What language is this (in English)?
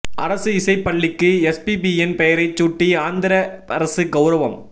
Tamil